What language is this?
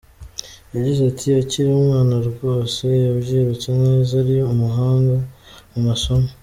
Kinyarwanda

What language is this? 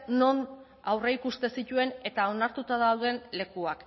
Basque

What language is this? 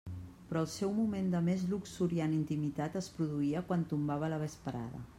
Catalan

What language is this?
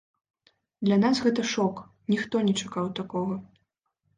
Belarusian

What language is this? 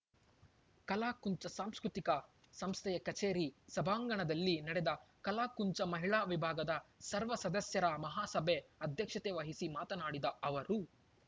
Kannada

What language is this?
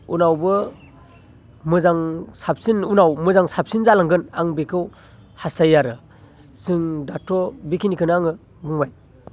Bodo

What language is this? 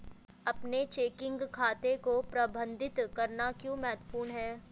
Hindi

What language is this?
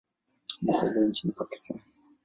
Swahili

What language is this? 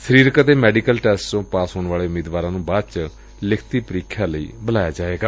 Punjabi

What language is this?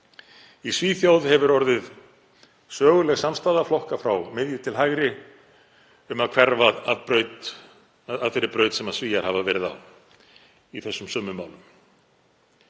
Icelandic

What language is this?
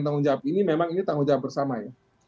Indonesian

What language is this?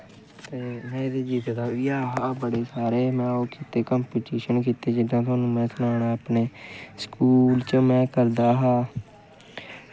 Dogri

